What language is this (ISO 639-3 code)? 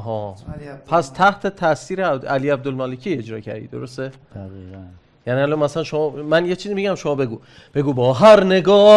fas